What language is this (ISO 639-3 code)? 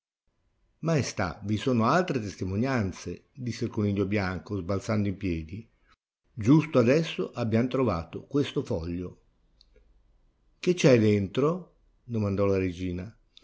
ita